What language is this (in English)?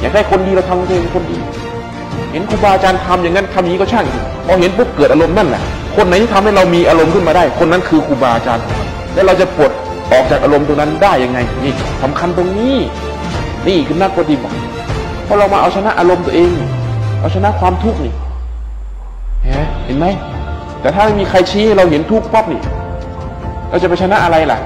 Thai